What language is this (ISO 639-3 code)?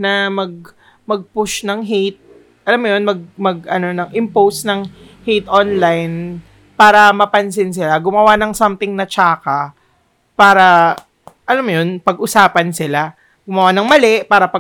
fil